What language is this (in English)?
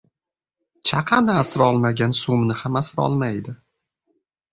Uzbek